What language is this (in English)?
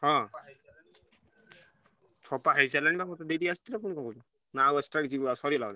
Odia